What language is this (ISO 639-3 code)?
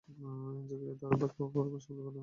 ben